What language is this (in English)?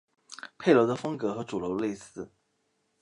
Chinese